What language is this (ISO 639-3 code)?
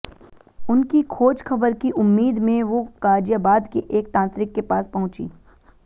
hin